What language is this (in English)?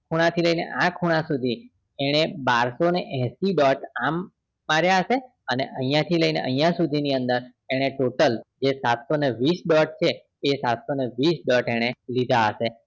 Gujarati